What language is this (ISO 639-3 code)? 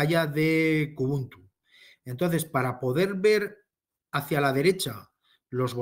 spa